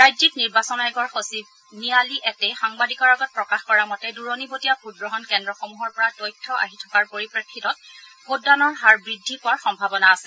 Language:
Assamese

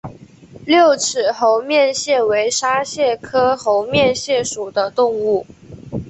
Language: Chinese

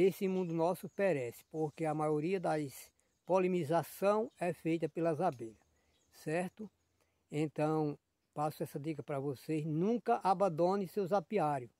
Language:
Portuguese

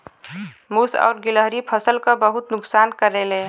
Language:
Bhojpuri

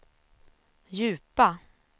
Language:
Swedish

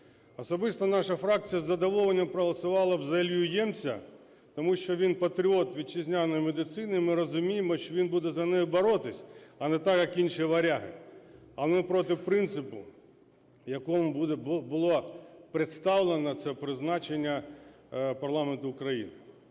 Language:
Ukrainian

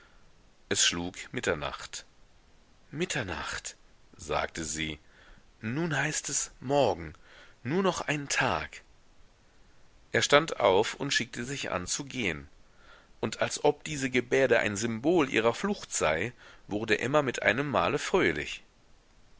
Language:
German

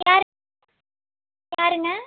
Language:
Tamil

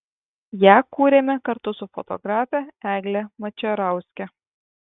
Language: Lithuanian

